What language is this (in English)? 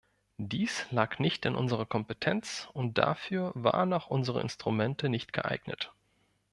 German